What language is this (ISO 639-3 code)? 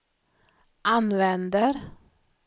swe